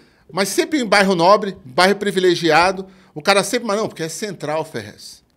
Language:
Portuguese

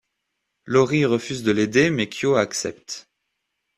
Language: French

